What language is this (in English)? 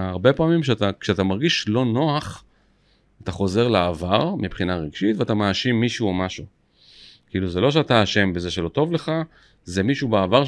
Hebrew